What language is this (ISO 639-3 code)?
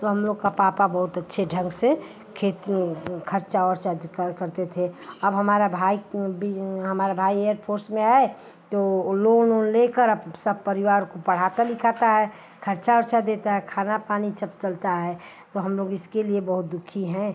hin